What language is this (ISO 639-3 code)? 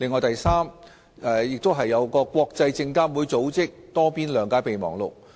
yue